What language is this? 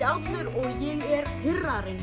Icelandic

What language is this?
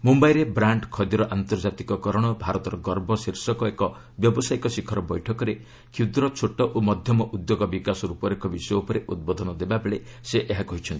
Odia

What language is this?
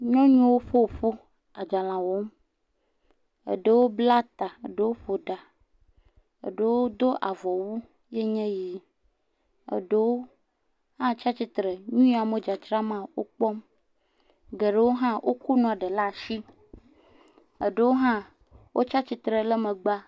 Ewe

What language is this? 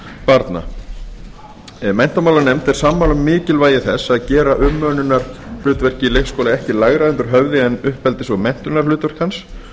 Icelandic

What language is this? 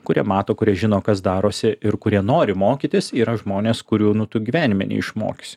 Lithuanian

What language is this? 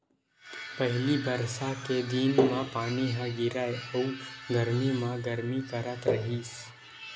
Chhattisgarhi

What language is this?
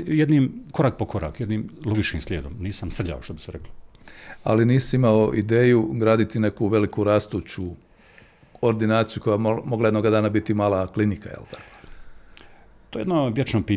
Croatian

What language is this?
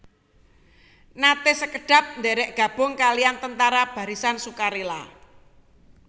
Javanese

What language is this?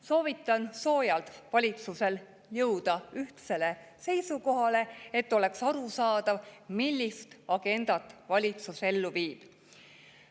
Estonian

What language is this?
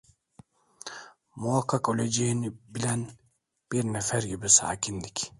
Turkish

